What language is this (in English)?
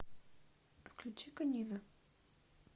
Russian